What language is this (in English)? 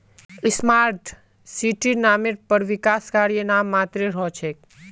Magahi